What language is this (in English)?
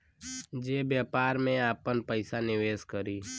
Bhojpuri